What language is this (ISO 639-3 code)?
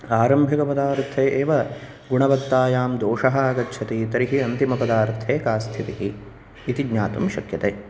san